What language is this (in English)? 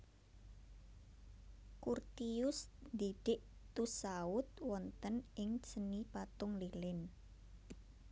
Javanese